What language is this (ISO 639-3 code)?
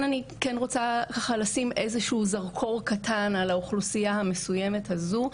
heb